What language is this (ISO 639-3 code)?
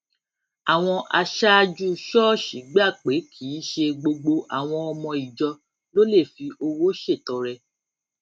yor